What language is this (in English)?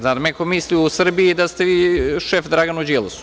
Serbian